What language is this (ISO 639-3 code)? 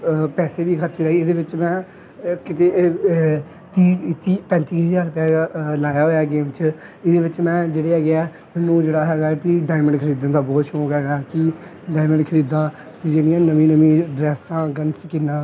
pan